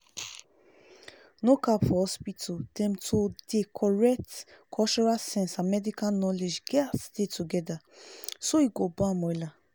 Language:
Nigerian Pidgin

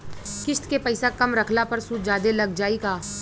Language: Bhojpuri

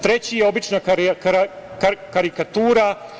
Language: Serbian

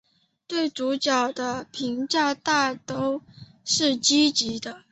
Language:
Chinese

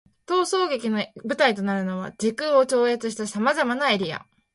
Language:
Japanese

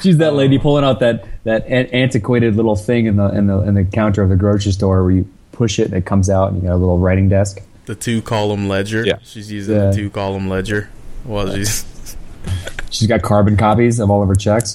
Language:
English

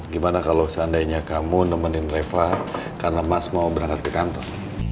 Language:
Indonesian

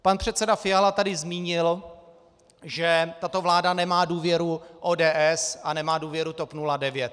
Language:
Czech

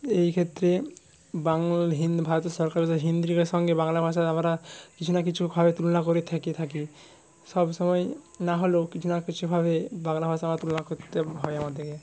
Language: Bangla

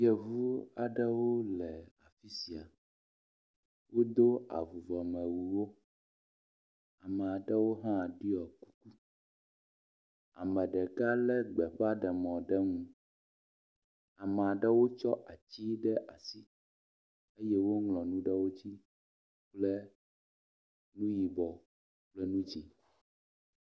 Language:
Ewe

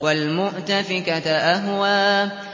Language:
Arabic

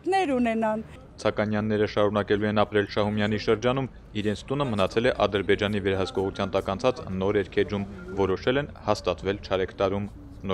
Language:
Turkish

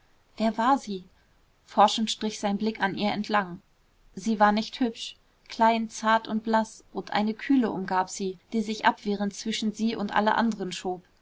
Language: German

